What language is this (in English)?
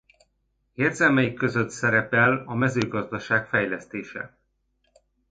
Hungarian